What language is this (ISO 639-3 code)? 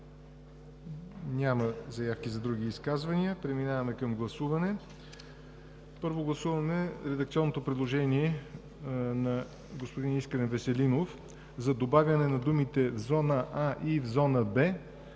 bul